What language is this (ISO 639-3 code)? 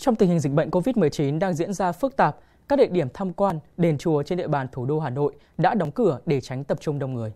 vie